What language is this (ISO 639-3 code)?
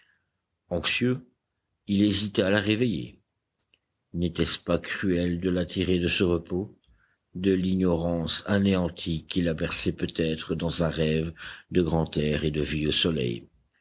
fra